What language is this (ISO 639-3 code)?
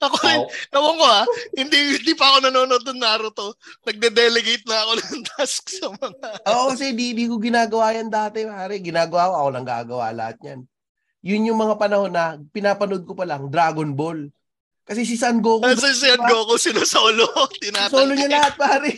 fil